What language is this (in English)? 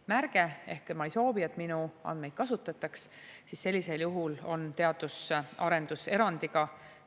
Estonian